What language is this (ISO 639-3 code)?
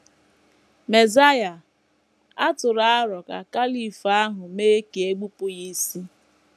ibo